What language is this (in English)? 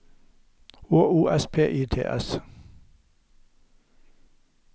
Norwegian